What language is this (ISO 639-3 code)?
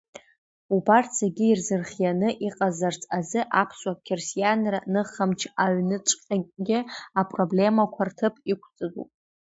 abk